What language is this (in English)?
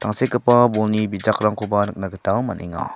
Garo